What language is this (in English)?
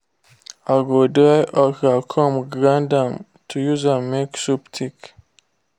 Nigerian Pidgin